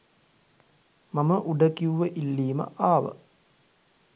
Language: Sinhala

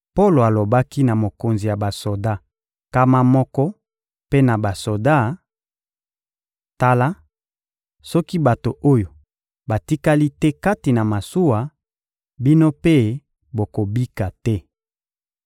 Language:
Lingala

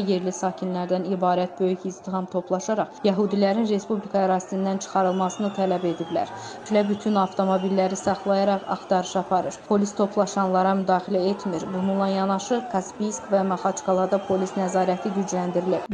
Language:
Turkish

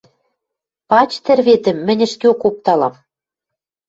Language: Western Mari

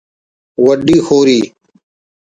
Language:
Brahui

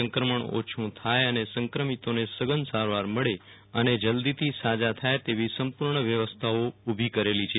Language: Gujarati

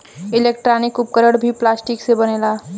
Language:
Bhojpuri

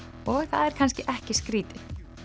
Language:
Icelandic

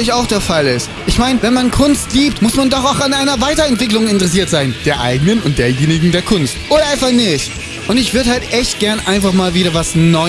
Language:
German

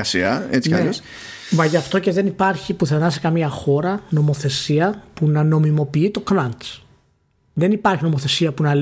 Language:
Greek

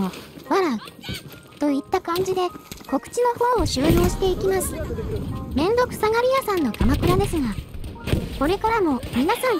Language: Japanese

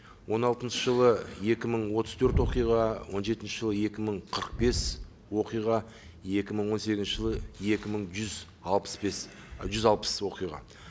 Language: Kazakh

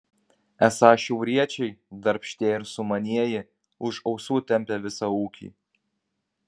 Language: Lithuanian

